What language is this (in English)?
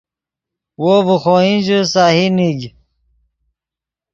Yidgha